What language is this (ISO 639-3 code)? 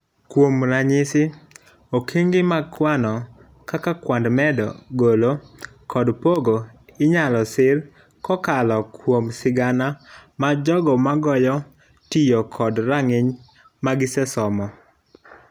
luo